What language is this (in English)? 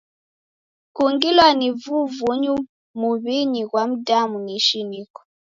Taita